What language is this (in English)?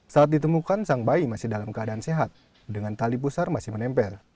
Indonesian